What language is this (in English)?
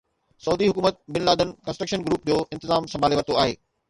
Sindhi